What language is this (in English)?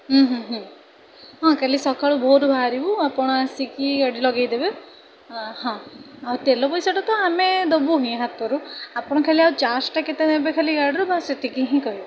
Odia